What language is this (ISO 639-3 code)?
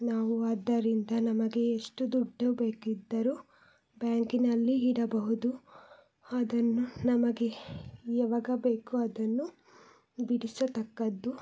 kan